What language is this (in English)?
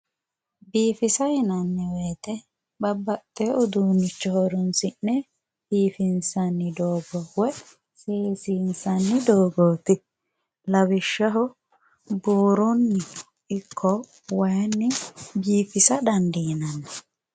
Sidamo